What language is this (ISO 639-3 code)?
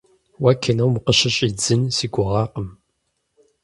kbd